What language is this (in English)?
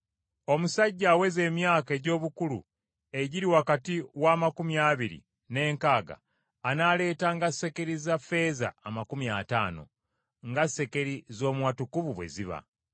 Ganda